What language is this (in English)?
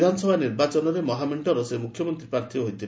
Odia